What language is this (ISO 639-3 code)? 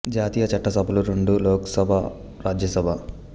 tel